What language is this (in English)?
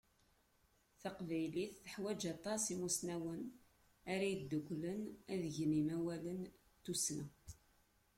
Kabyle